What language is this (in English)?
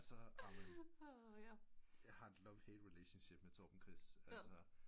Danish